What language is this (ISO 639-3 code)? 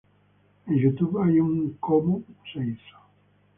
spa